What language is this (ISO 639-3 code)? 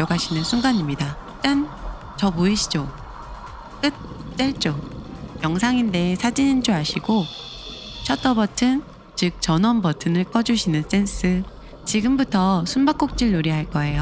kor